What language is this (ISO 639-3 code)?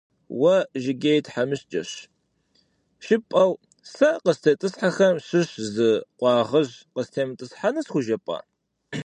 kbd